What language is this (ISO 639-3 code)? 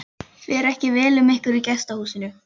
isl